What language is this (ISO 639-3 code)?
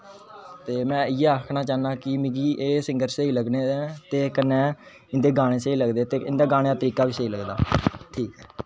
doi